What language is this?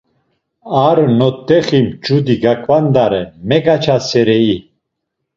Laz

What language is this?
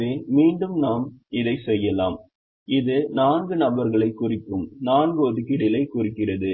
Tamil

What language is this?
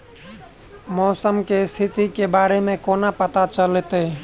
Maithili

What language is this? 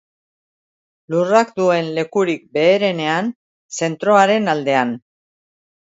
Basque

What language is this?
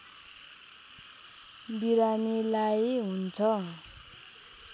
Nepali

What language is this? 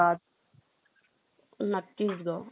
Marathi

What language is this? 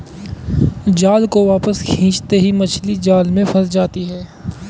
Hindi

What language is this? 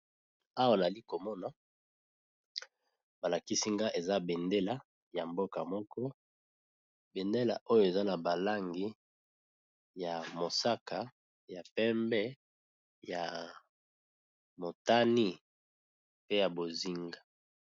Lingala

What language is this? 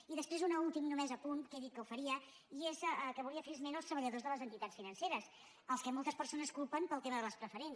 Catalan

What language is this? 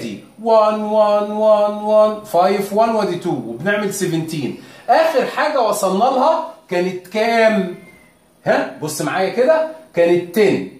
Arabic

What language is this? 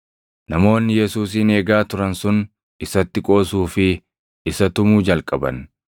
Oromo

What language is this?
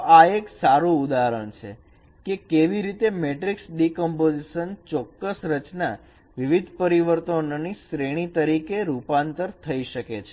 Gujarati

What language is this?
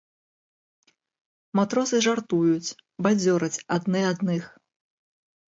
Belarusian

